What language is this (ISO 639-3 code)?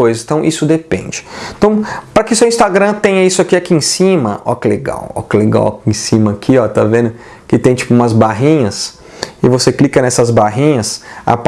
por